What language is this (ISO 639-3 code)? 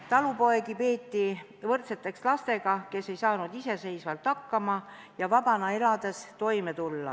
est